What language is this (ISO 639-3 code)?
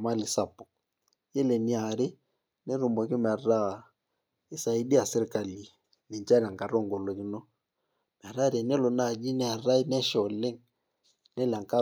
mas